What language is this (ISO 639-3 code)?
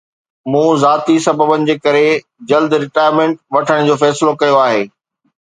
snd